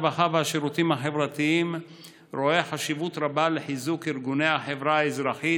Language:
Hebrew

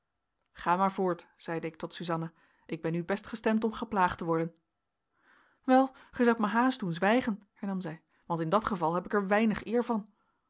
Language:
Dutch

